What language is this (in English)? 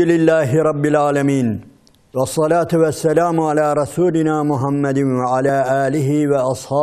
Turkish